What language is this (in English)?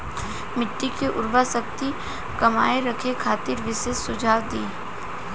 Bhojpuri